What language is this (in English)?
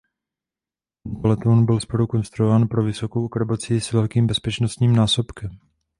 Czech